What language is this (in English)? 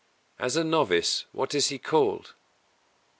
English